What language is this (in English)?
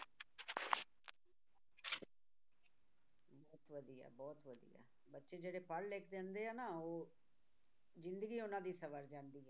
Punjabi